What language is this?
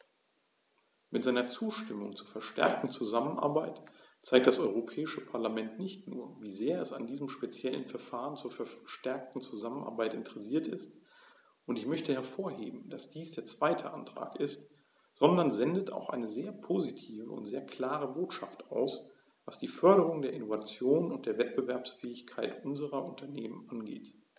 German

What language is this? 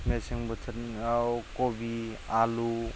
Bodo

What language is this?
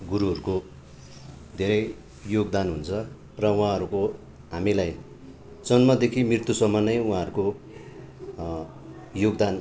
Nepali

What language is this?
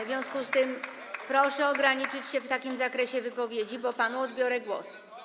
Polish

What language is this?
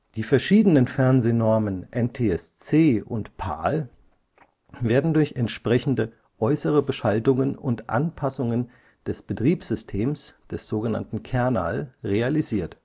German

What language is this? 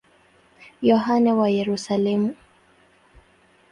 Swahili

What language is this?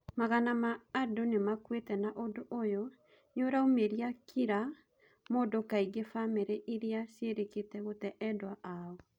Kikuyu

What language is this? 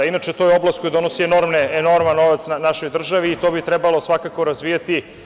Serbian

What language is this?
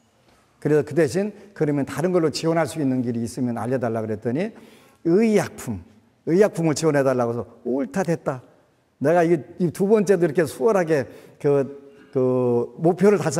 Korean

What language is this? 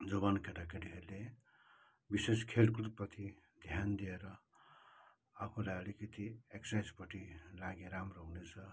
Nepali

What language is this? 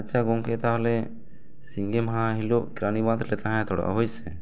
Santali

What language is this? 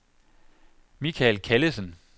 Danish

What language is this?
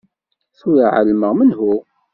Kabyle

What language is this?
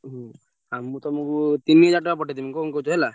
Odia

